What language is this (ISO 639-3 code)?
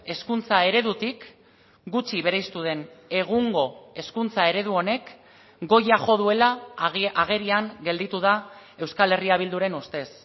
eus